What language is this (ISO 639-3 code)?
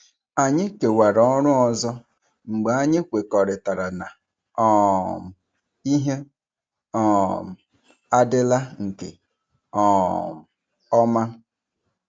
ibo